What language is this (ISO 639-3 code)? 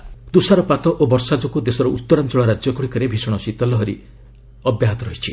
ori